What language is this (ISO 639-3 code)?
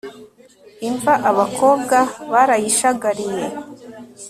kin